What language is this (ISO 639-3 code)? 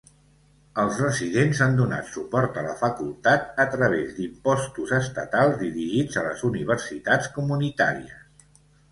cat